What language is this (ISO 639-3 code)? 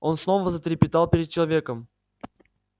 rus